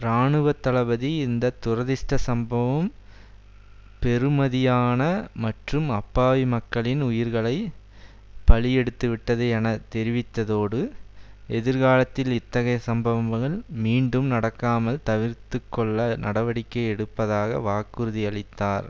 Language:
Tamil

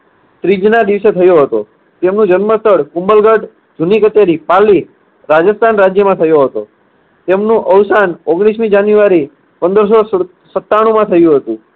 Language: Gujarati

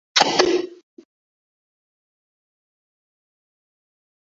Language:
Chinese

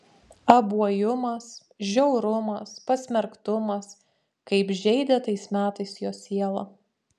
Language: Lithuanian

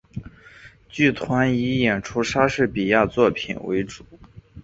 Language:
Chinese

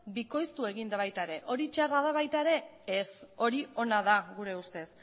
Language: Basque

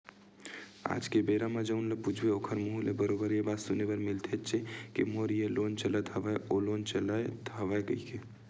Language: Chhattisgarhi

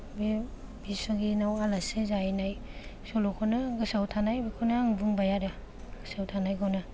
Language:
Bodo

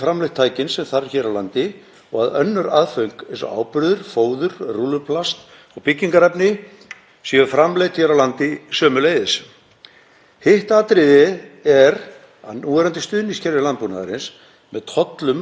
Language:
Icelandic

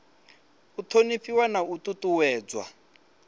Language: Venda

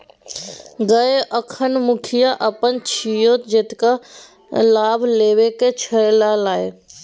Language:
Maithili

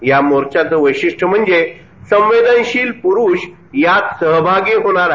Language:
Marathi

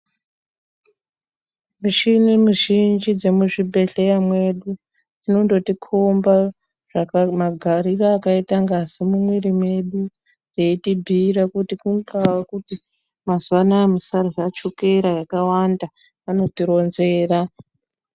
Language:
Ndau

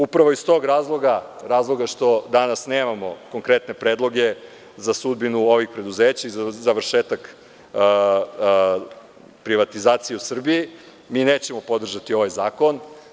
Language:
Serbian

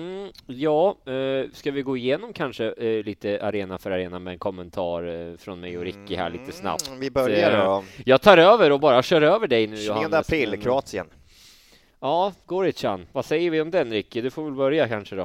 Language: Swedish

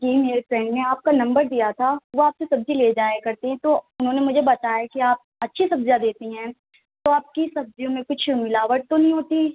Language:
Urdu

